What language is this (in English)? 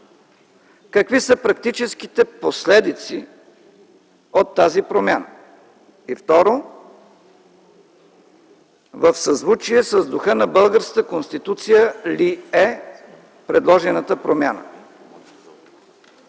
Bulgarian